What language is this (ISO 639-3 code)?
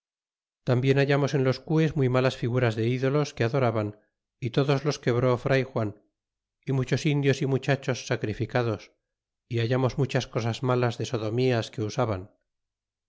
spa